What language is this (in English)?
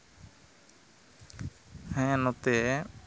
Santali